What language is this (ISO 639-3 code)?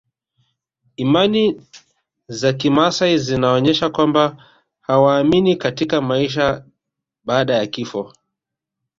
swa